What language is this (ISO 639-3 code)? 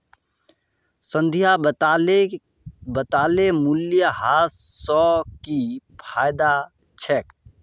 mag